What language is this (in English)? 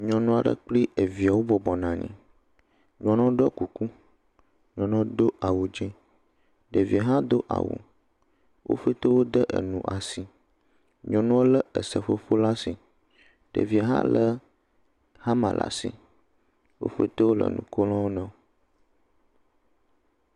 Ewe